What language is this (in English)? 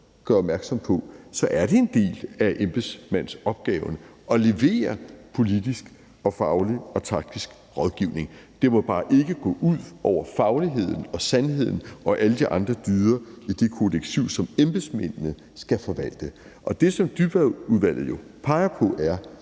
Danish